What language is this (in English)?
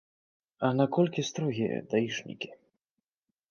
Belarusian